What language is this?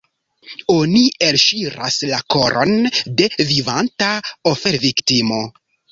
Esperanto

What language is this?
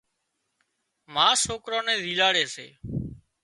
Wadiyara Koli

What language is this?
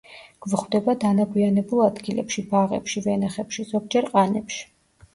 Georgian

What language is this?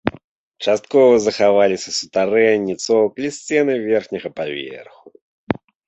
Belarusian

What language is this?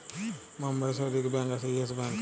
Bangla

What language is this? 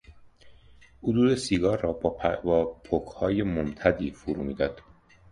Persian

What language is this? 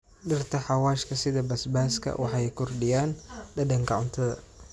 Somali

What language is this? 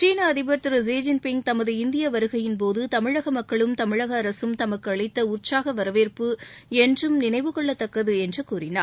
Tamil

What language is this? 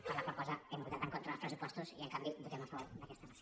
Catalan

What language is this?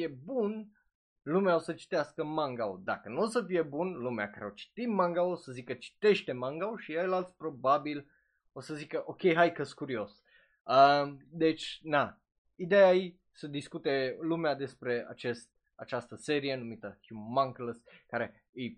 Romanian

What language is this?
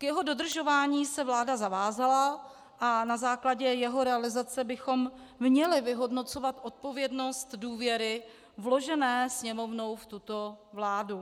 Czech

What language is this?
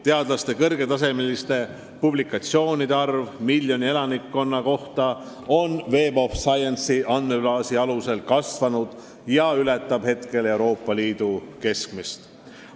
Estonian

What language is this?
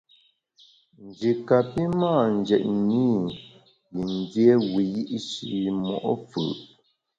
Bamun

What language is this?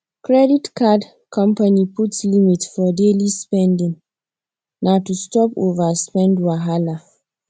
Nigerian Pidgin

